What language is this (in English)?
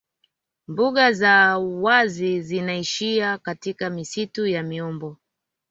Swahili